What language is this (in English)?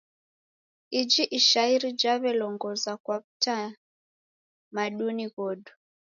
Taita